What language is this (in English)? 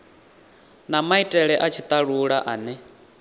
Venda